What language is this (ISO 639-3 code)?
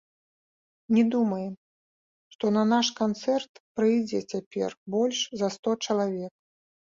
bel